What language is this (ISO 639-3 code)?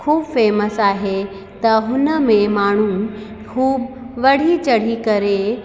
snd